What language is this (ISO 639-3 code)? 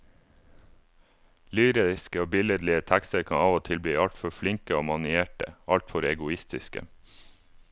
nor